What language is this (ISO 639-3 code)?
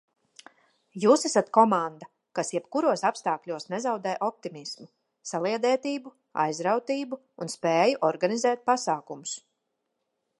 lav